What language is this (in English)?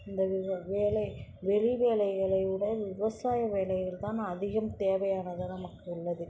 Tamil